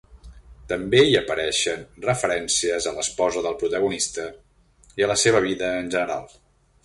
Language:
Catalan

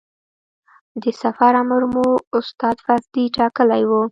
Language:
Pashto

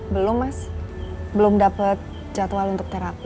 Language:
Indonesian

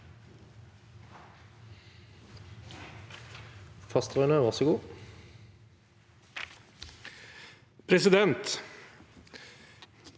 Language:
Norwegian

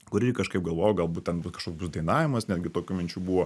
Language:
Lithuanian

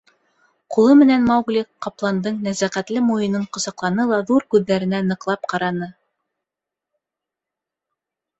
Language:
Bashkir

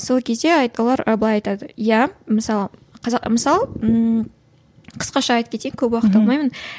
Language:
Kazakh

